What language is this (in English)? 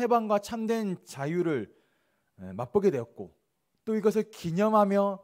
Korean